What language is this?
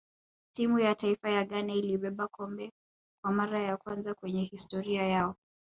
Swahili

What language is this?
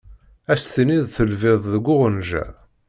Kabyle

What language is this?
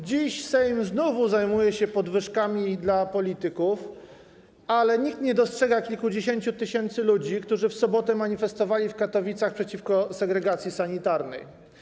Polish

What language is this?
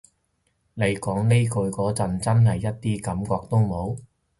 Cantonese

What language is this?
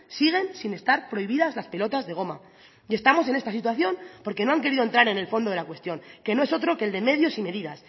Spanish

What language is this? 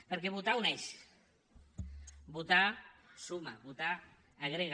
Catalan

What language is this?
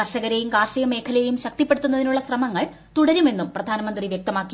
Malayalam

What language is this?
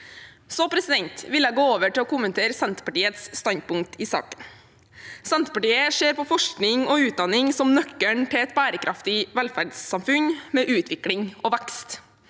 Norwegian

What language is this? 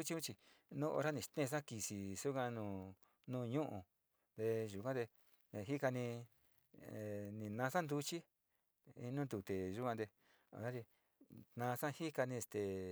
Sinicahua Mixtec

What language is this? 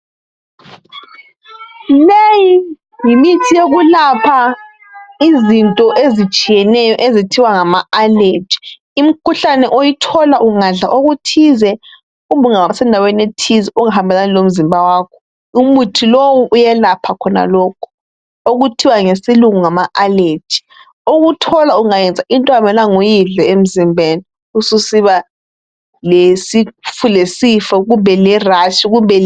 North Ndebele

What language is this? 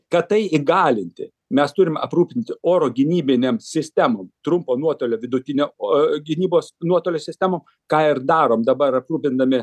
Lithuanian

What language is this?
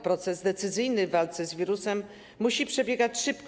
Polish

